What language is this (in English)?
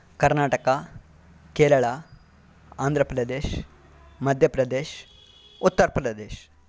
Kannada